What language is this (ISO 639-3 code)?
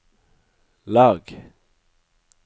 nor